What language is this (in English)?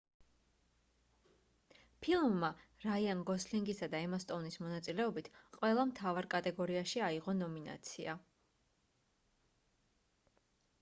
Georgian